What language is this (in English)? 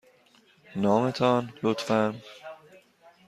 Persian